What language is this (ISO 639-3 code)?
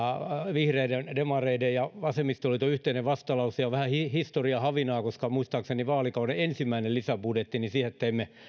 fin